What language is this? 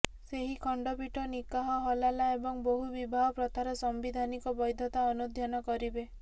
Odia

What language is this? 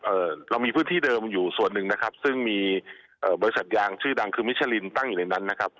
Thai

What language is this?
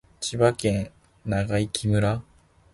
Japanese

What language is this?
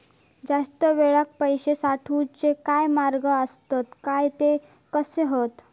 Marathi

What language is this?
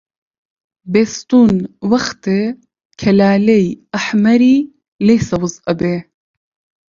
Central Kurdish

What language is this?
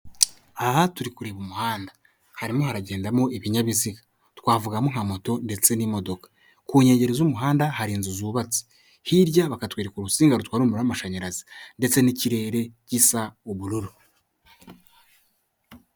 Kinyarwanda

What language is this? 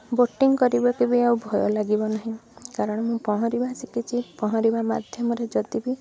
Odia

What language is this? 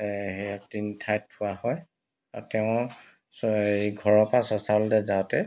Assamese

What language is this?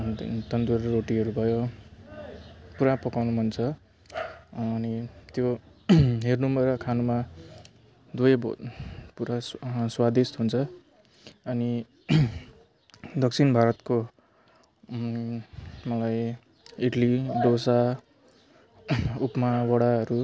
Nepali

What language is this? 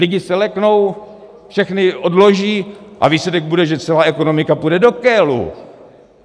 Czech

